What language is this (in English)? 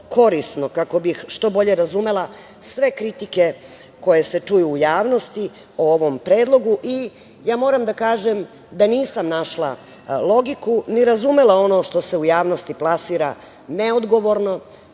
Serbian